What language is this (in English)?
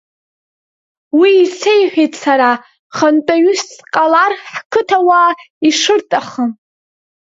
Abkhazian